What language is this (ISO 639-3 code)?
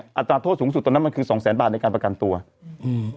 tha